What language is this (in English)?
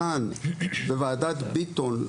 Hebrew